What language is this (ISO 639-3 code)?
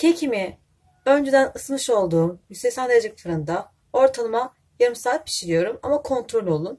tur